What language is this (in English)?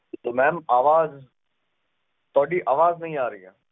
Punjabi